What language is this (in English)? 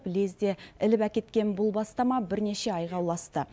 Kazakh